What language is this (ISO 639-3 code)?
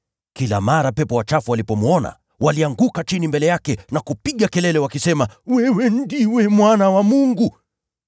swa